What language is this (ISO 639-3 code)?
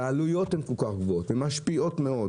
heb